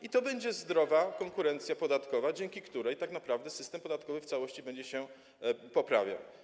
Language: Polish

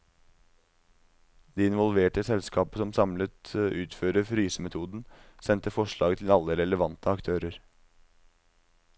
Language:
Norwegian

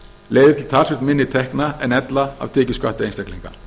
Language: Icelandic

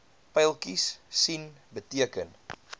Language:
Afrikaans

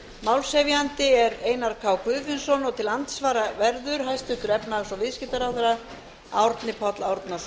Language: Icelandic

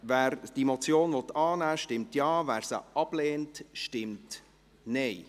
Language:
Swiss German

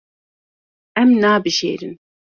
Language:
Kurdish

